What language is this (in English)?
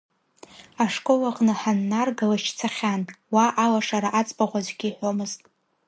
Abkhazian